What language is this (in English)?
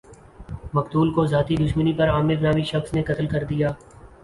Urdu